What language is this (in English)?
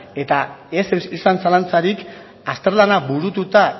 Basque